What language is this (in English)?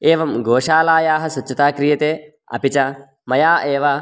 Sanskrit